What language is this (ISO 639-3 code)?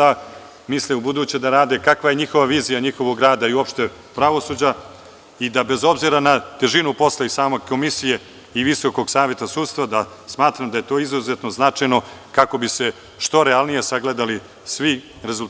srp